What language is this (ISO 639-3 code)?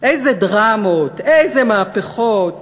heb